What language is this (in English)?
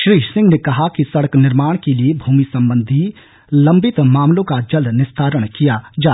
Hindi